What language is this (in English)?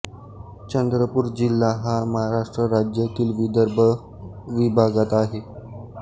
Marathi